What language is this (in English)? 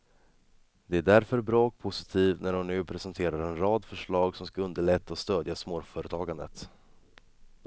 Swedish